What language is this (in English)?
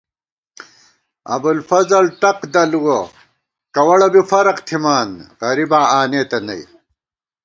Gawar-Bati